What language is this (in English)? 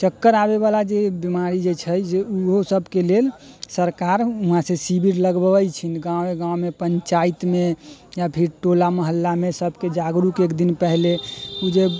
Maithili